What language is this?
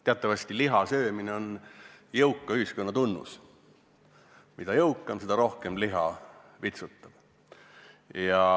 Estonian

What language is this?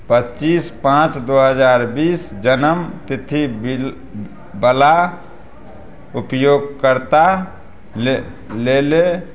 Maithili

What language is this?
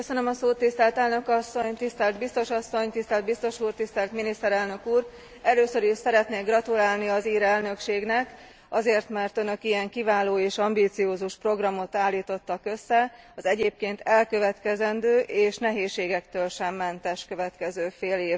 Hungarian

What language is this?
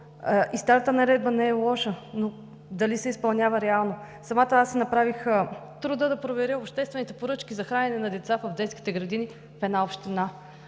Bulgarian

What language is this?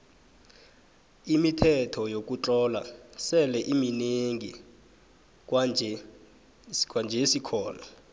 South Ndebele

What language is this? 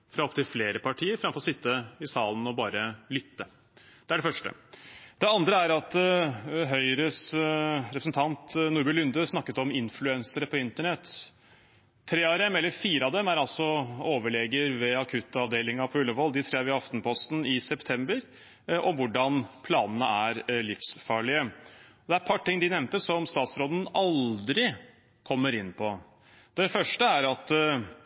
Norwegian Bokmål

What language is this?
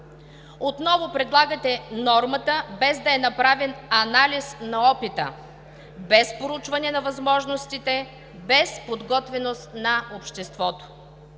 Bulgarian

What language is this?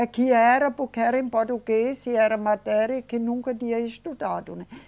Portuguese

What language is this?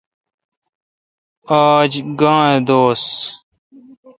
Kalkoti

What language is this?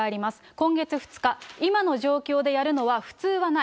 Japanese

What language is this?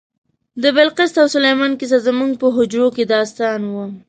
Pashto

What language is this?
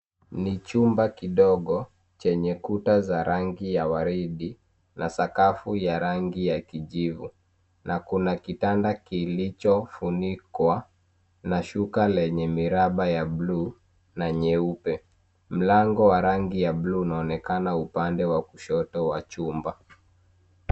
Swahili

